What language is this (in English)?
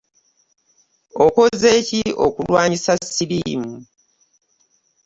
Ganda